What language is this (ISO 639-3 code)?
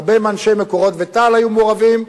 heb